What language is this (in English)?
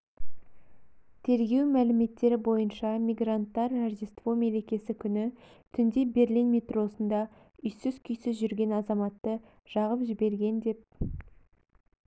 Kazakh